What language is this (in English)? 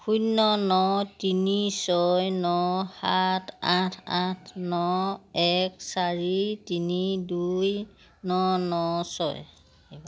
Assamese